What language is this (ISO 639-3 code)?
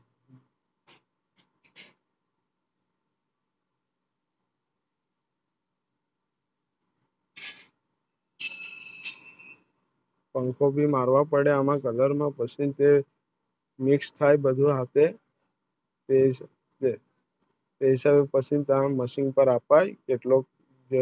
guj